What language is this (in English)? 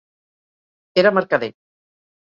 Catalan